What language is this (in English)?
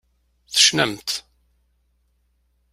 Kabyle